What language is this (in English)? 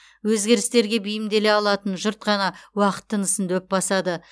Kazakh